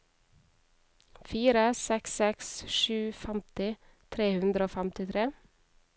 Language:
Norwegian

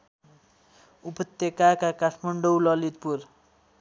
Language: Nepali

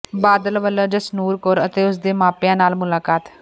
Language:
Punjabi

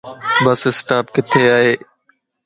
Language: Lasi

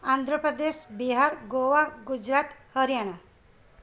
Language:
Sindhi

